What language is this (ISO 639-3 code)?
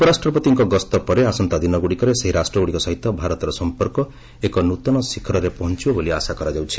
ori